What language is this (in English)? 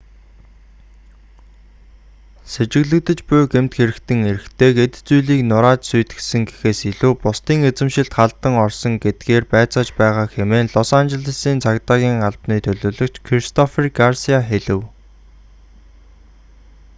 Mongolian